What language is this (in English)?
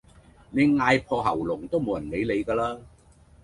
Cantonese